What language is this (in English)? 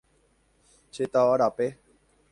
Guarani